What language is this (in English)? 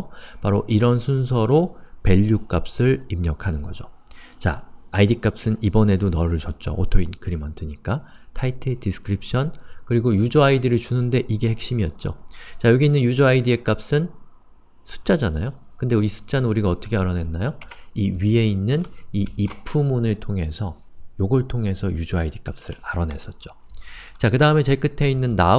Korean